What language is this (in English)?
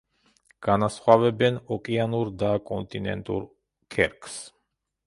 Georgian